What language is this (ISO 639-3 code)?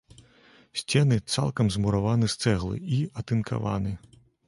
bel